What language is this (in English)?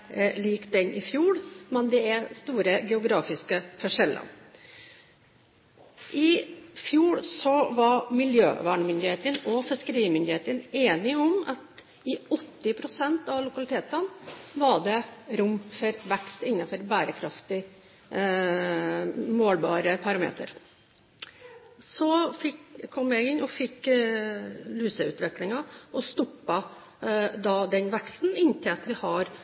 Norwegian Bokmål